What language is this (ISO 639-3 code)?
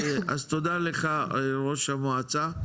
heb